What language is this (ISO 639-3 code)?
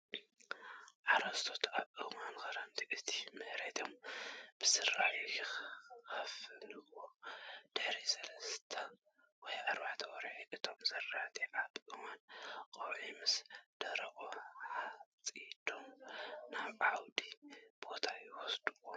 tir